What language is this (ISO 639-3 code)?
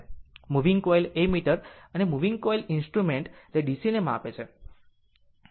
guj